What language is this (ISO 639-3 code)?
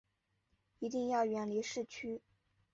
zho